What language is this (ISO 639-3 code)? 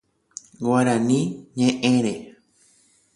grn